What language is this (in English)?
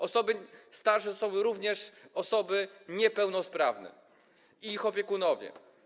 Polish